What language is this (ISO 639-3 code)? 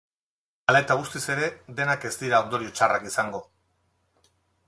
eus